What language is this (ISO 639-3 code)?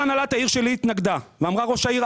heb